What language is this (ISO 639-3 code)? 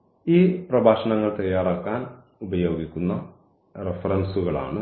mal